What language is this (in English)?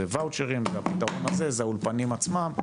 Hebrew